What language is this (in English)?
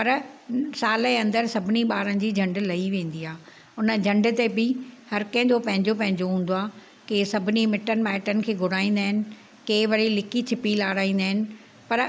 Sindhi